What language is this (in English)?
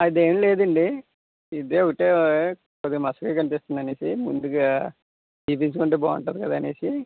Telugu